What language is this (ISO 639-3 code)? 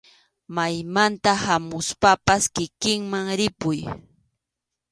qxu